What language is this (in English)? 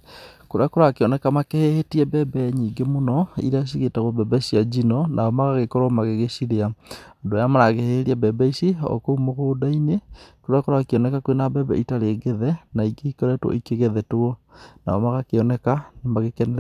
Kikuyu